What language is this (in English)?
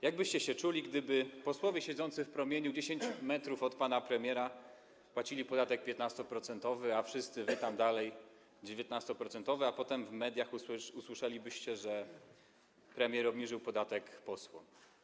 Polish